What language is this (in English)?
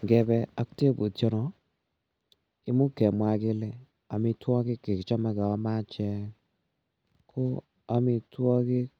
Kalenjin